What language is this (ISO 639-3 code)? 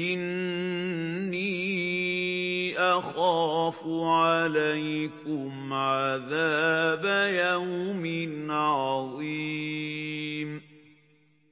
ara